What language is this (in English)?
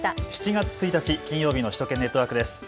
Japanese